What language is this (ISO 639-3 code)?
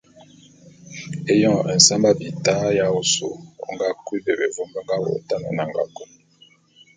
bum